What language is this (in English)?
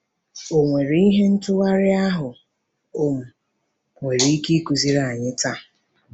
Igbo